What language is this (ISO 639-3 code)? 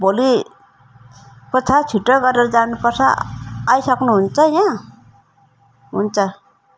nep